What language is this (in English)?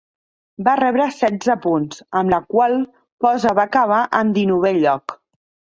Catalan